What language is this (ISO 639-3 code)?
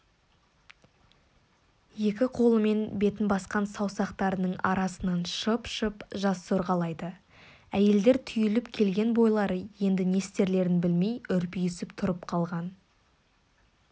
kaz